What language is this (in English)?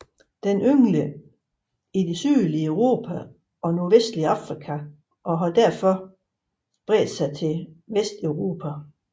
Danish